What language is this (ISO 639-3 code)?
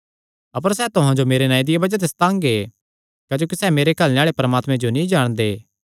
xnr